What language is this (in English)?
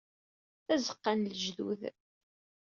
Kabyle